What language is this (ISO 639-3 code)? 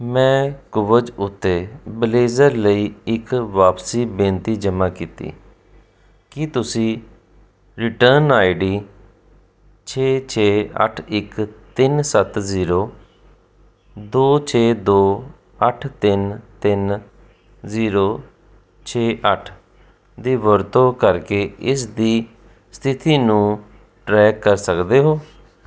pan